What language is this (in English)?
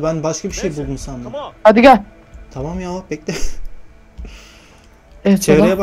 Turkish